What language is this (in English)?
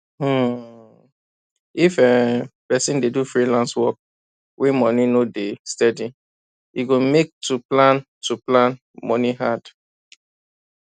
Nigerian Pidgin